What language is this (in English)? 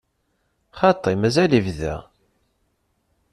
Kabyle